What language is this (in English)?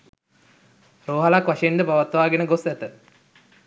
Sinhala